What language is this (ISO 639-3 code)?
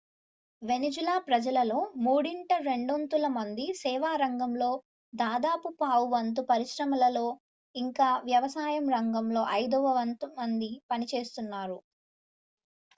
tel